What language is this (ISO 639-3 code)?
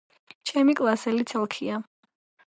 kat